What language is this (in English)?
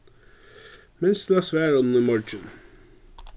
Faroese